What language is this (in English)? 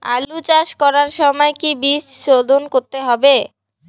Bangla